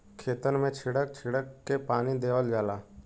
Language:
Bhojpuri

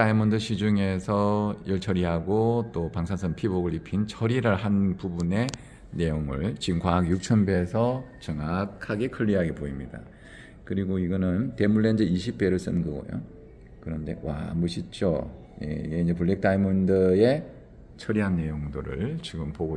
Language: Korean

